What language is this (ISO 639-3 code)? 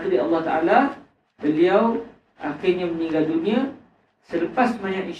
msa